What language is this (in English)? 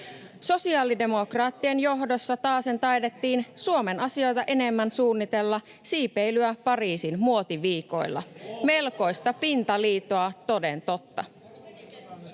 Finnish